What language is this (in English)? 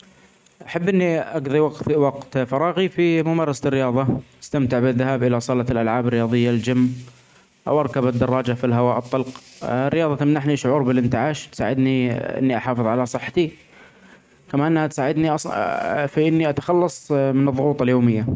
Omani Arabic